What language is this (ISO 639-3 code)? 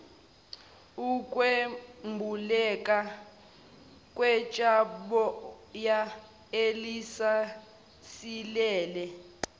zul